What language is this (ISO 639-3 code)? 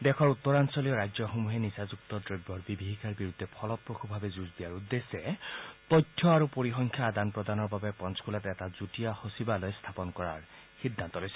asm